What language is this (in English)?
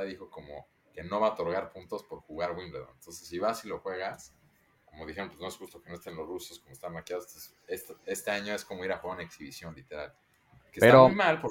Spanish